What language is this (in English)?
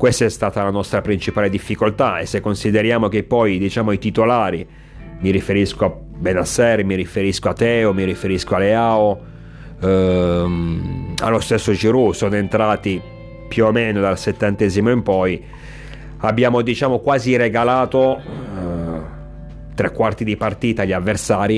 Italian